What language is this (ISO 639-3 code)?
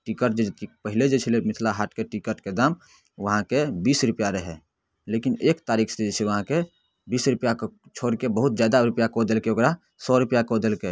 mai